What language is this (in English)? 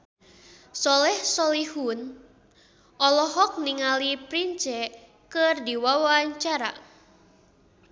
Sundanese